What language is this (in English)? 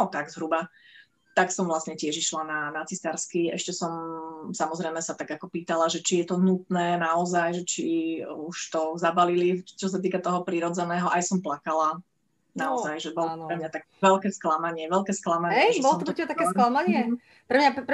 Slovak